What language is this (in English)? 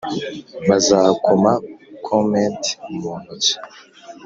Kinyarwanda